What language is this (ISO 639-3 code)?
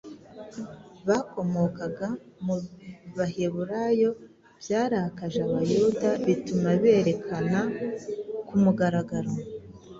kin